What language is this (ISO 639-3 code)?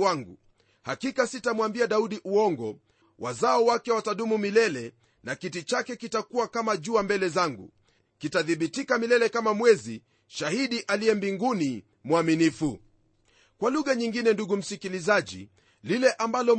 swa